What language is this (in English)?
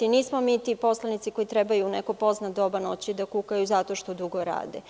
Serbian